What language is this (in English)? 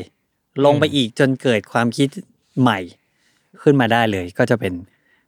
Thai